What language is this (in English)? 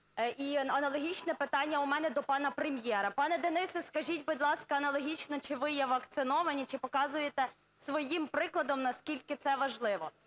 Ukrainian